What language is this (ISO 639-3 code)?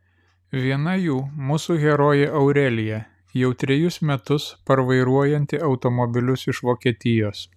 lit